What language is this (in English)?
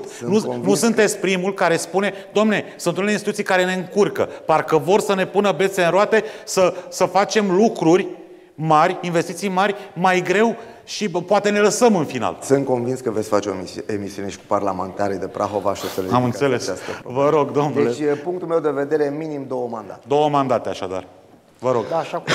Romanian